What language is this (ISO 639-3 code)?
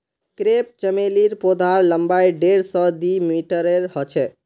mag